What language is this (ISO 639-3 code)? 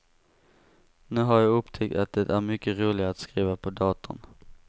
swe